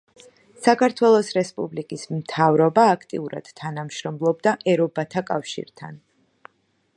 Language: Georgian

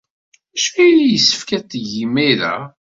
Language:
Kabyle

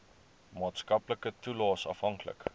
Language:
Afrikaans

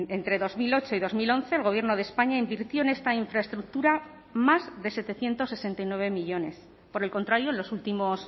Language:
Spanish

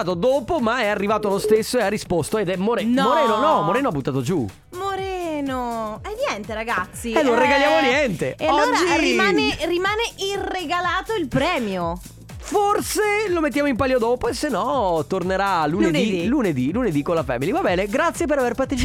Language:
Italian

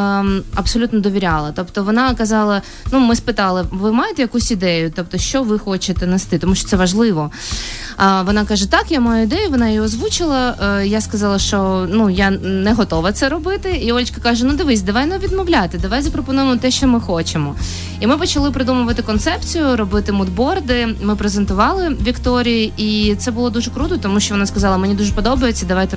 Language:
Ukrainian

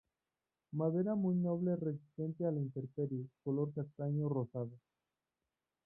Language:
Spanish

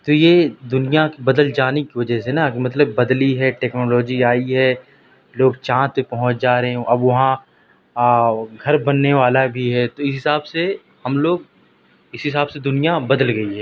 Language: Urdu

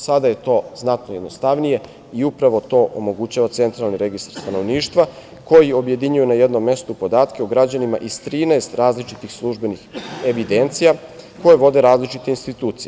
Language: Serbian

